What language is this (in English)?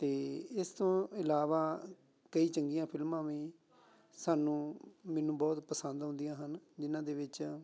Punjabi